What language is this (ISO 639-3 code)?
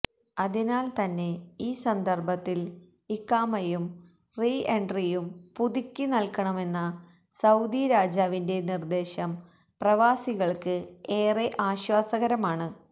mal